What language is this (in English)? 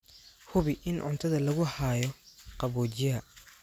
Somali